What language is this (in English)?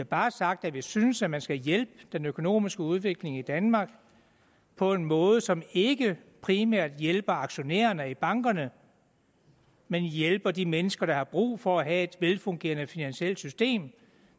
Danish